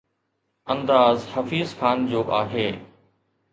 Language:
Sindhi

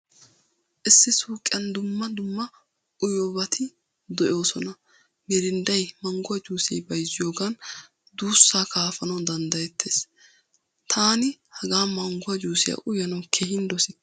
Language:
Wolaytta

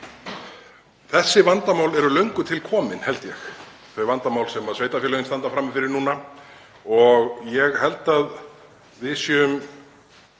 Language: Icelandic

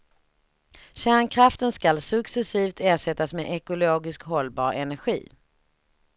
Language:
Swedish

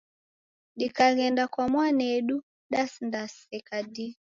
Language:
Taita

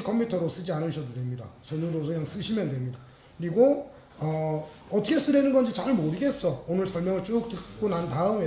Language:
Korean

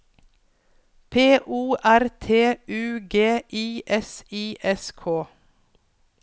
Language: Norwegian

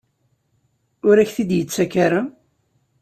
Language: Kabyle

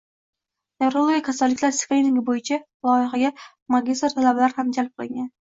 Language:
Uzbek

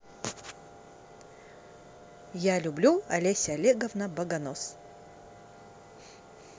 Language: Russian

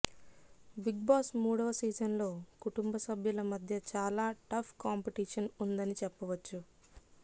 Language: Telugu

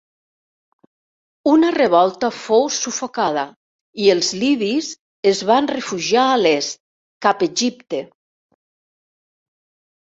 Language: Catalan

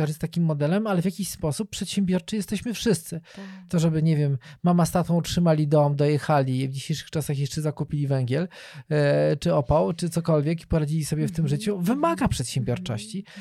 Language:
Polish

